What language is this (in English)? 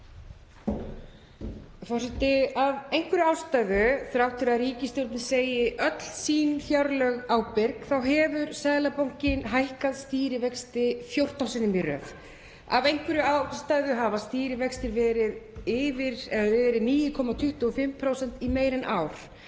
Icelandic